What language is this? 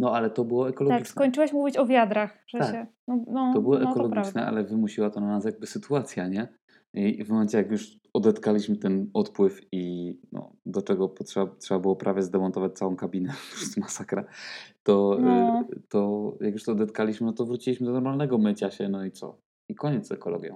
Polish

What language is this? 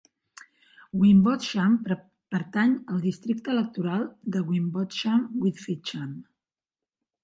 Catalan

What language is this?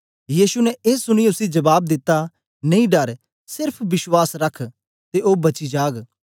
Dogri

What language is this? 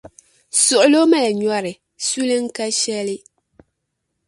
Dagbani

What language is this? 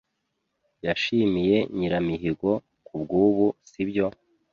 Kinyarwanda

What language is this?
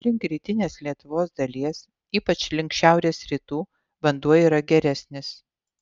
Lithuanian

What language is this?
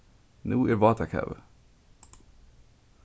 Faroese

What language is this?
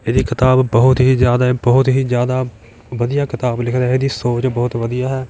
Punjabi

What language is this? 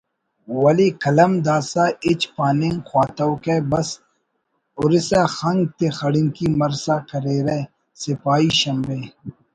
Brahui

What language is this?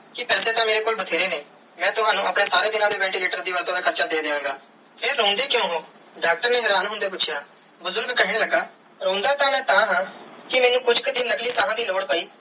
Punjabi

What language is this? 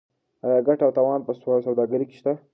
Pashto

